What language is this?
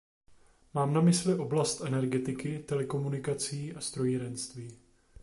Czech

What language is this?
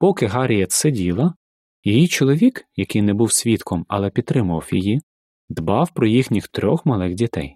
Ukrainian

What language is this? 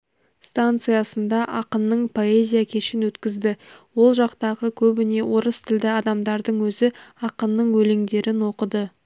Kazakh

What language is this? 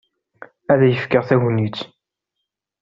Kabyle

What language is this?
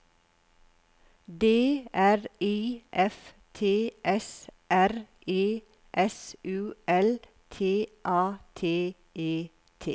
Norwegian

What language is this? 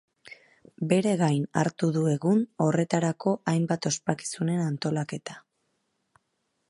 Basque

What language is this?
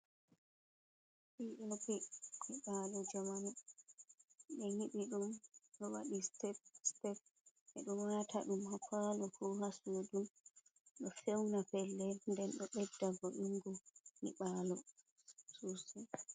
Fula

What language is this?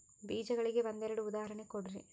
Kannada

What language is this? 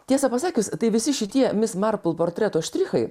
Lithuanian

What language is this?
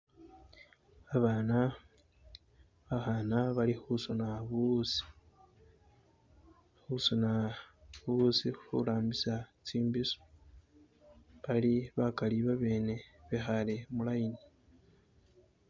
Masaaba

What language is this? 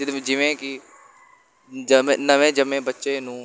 Punjabi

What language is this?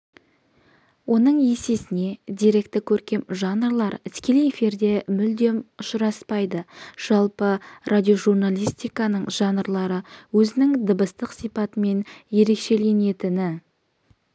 Kazakh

